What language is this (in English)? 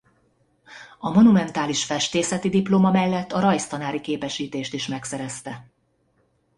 Hungarian